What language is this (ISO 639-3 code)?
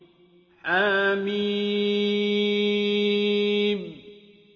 ara